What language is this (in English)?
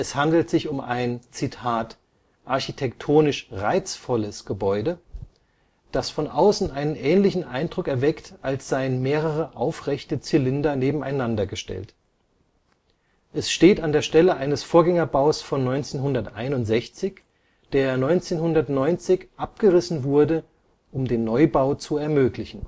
German